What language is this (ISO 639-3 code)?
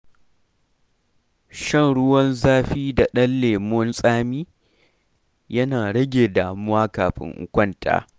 hau